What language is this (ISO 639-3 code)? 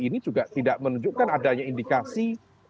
ind